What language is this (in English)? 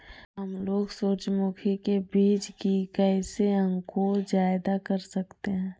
Magahi